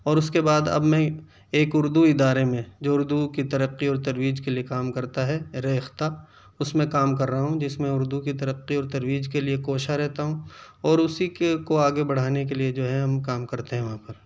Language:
Urdu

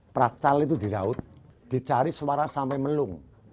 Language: Indonesian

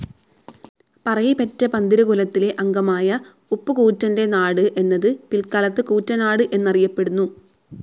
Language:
Malayalam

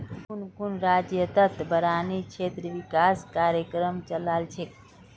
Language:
Magahi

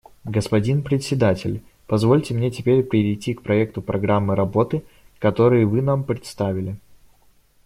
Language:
Russian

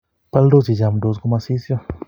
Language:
Kalenjin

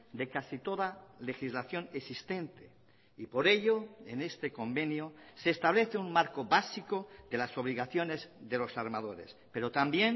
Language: Spanish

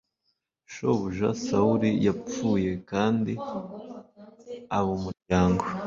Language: Kinyarwanda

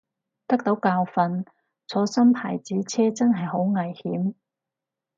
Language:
Cantonese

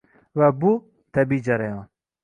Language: Uzbek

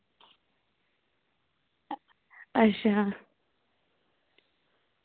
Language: Dogri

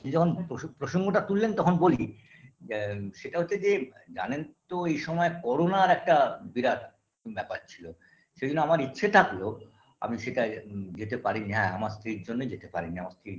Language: Bangla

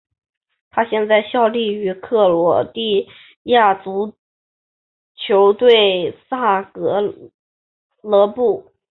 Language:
Chinese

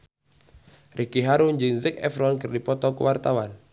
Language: Sundanese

